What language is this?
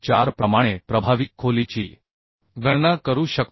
Marathi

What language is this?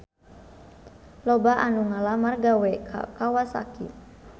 Sundanese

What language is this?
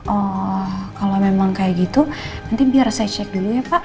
Indonesian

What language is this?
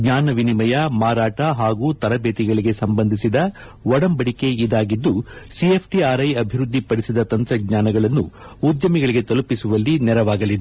Kannada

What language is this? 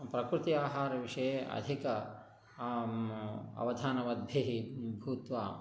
Sanskrit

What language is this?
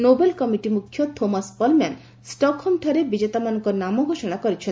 Odia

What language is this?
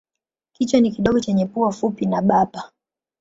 Swahili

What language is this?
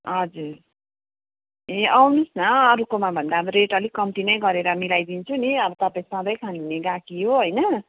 Nepali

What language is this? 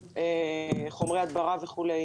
Hebrew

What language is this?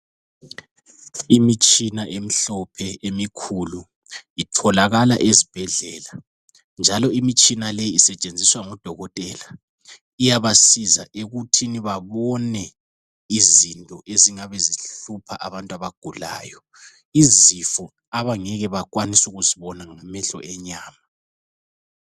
North Ndebele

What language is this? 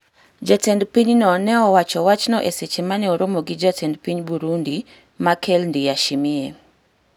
Luo (Kenya and Tanzania)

